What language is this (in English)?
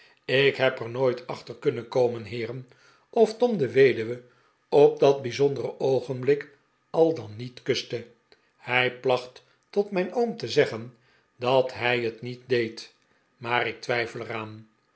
Dutch